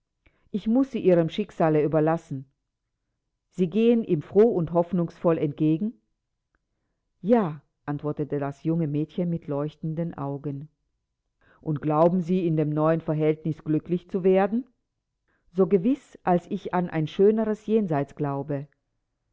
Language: German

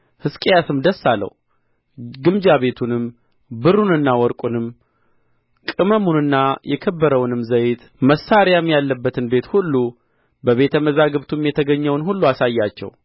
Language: Amharic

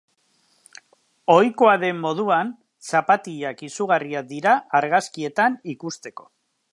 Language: Basque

